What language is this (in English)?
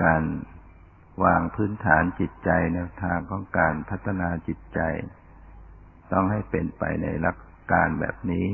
Thai